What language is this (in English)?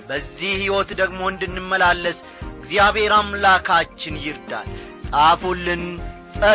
Amharic